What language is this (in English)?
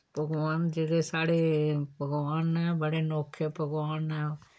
Dogri